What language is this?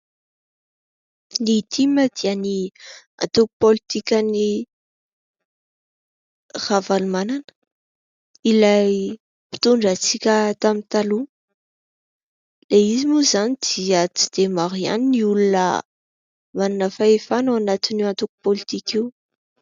Malagasy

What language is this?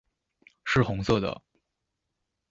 Chinese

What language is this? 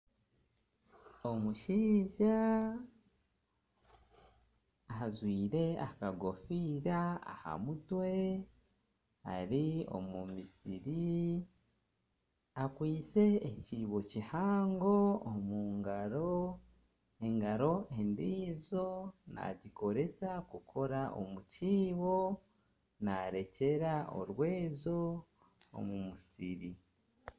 Nyankole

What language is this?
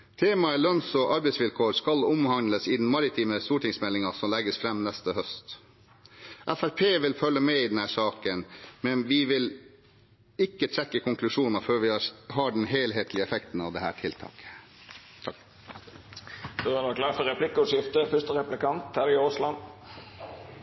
Norwegian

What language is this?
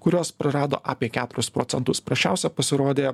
Lithuanian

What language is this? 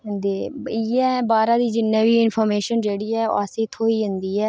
Dogri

